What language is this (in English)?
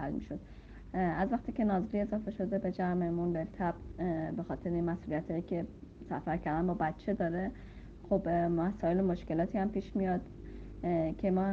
Persian